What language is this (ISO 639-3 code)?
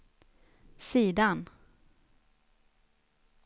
swe